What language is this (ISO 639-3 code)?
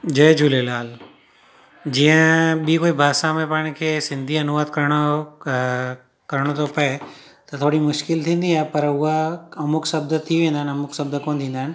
snd